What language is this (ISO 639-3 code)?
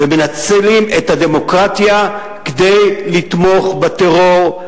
heb